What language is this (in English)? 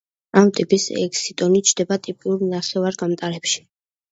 Georgian